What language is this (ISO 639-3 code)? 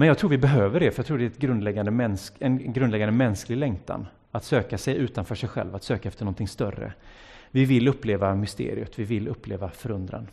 swe